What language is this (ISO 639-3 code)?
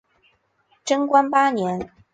zho